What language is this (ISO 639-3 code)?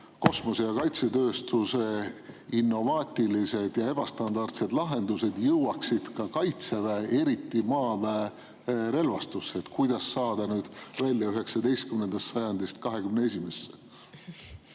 est